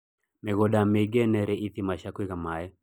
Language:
Kikuyu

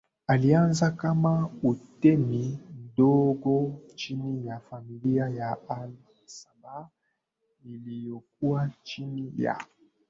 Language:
Swahili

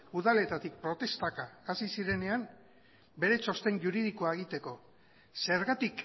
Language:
Basque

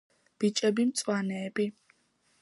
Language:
Georgian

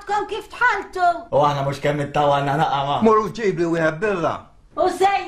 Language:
Arabic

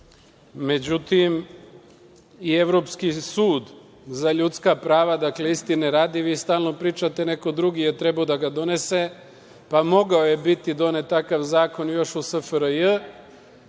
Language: Serbian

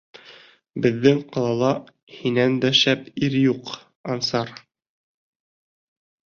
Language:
Bashkir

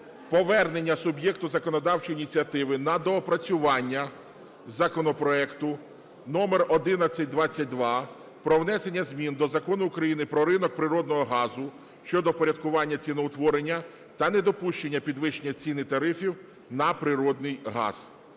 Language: Ukrainian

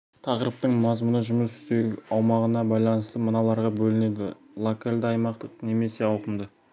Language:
Kazakh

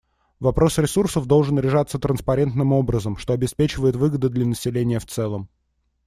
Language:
Russian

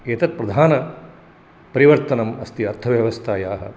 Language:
Sanskrit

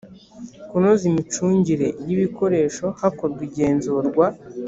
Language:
Kinyarwanda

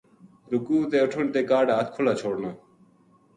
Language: Gujari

